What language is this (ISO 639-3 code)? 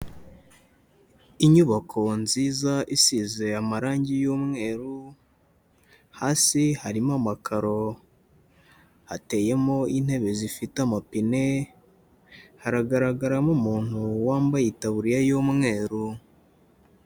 kin